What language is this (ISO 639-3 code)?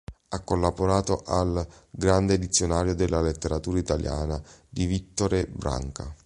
ita